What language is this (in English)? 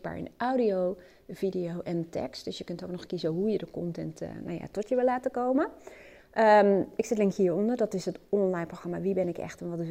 Dutch